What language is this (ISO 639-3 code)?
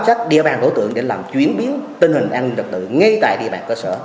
vie